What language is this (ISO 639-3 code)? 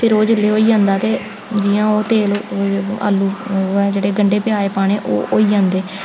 doi